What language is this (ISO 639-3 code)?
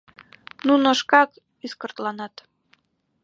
chm